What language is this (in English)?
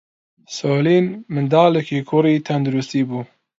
Central Kurdish